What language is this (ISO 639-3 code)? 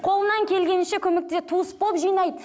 kaz